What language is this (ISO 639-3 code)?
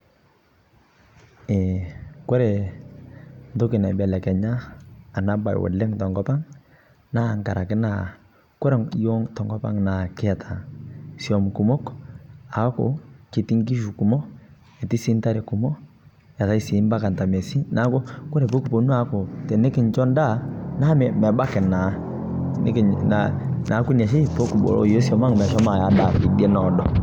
mas